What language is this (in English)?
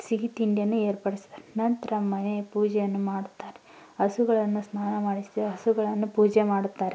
Kannada